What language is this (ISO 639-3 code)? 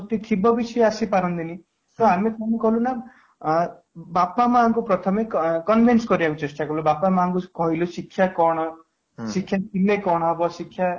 ori